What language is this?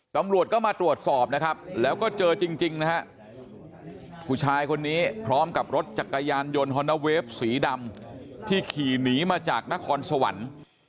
Thai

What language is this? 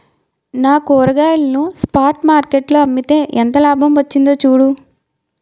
Telugu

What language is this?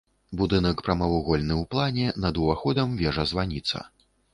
Belarusian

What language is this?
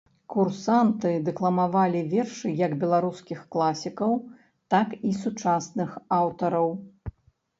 Belarusian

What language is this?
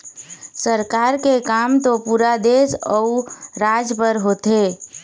Chhattisgarhi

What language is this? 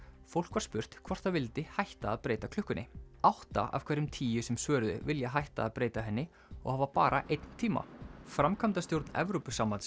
Icelandic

